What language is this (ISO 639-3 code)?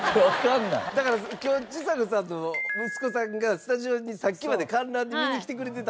jpn